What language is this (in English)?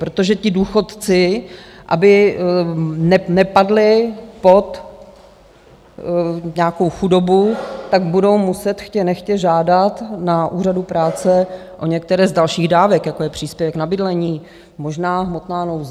Czech